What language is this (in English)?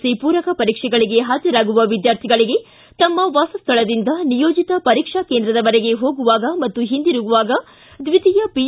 Kannada